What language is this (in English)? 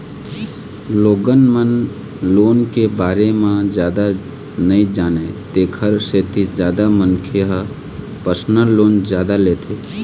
Chhattisgarhi